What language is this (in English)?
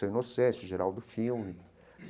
Portuguese